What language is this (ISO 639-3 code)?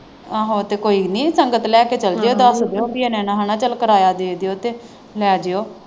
pan